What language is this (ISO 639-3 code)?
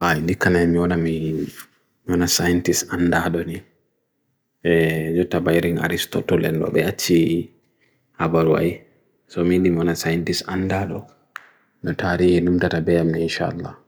fui